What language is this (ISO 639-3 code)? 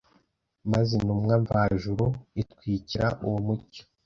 kin